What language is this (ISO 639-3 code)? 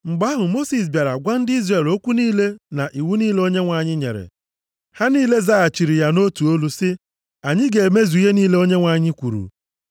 ibo